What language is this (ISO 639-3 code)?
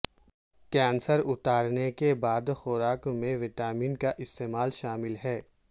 urd